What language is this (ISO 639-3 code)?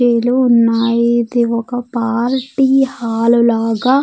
tel